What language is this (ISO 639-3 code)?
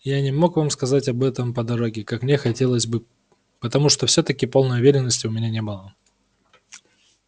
rus